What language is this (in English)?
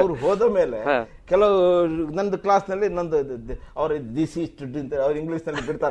Kannada